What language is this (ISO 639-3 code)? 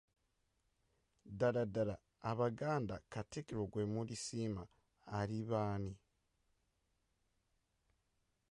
lug